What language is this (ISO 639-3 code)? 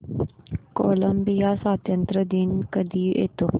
mar